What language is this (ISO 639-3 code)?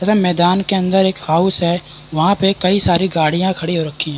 hin